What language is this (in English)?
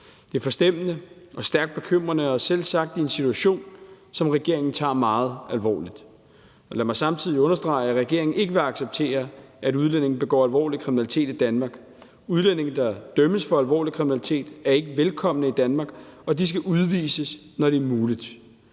Danish